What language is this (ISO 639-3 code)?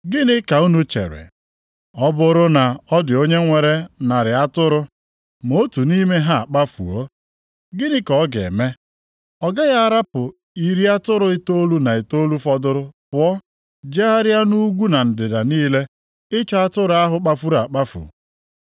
ibo